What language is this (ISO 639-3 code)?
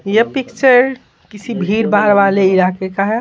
hin